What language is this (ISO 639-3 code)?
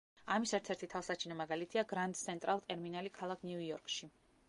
kat